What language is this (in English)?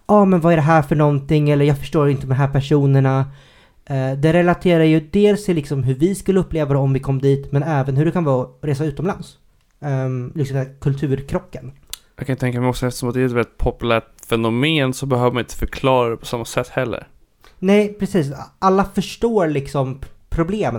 Swedish